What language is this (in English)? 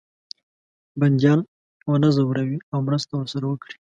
Pashto